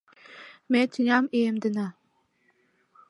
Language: Mari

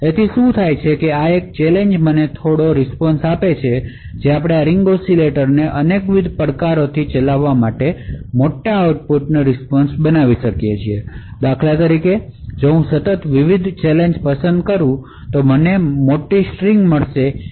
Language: Gujarati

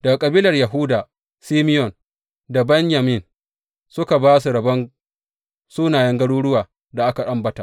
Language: Hausa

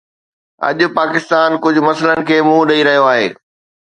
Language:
Sindhi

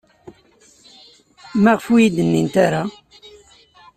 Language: Kabyle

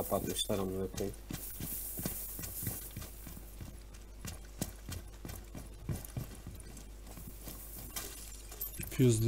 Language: Turkish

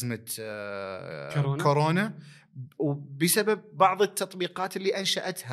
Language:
Arabic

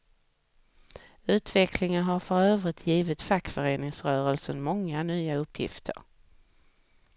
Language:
Swedish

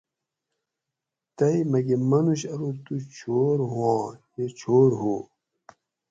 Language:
Gawri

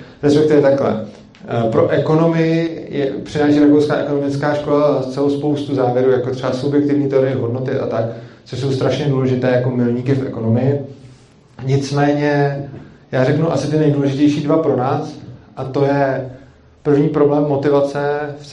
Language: Czech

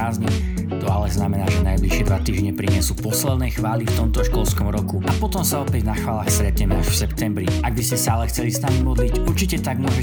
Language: Slovak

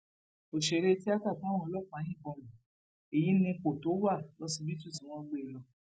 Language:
Yoruba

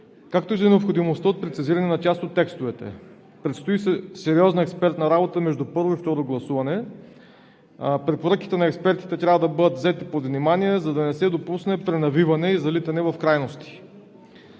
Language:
Bulgarian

